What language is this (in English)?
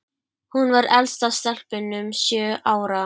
Icelandic